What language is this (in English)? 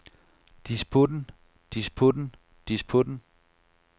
Danish